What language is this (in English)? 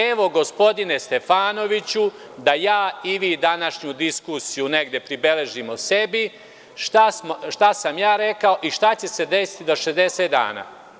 Serbian